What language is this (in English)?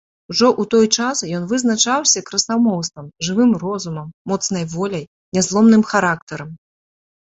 Belarusian